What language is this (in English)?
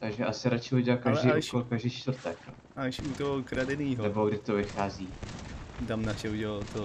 Czech